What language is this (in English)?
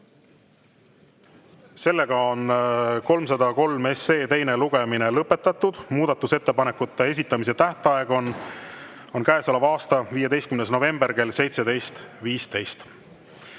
Estonian